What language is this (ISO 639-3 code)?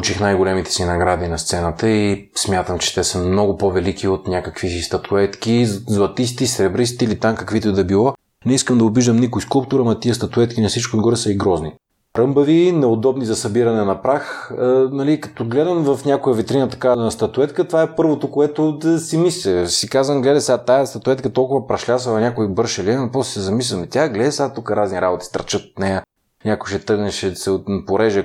bul